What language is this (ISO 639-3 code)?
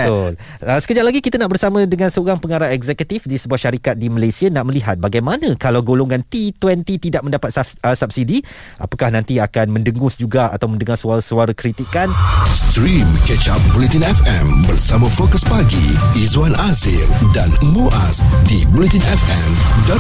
msa